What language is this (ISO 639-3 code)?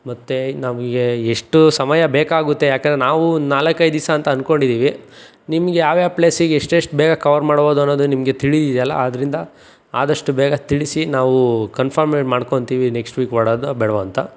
kan